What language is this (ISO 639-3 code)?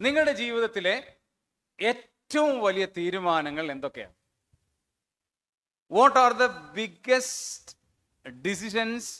mal